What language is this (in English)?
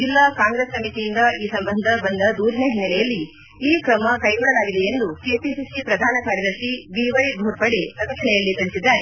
Kannada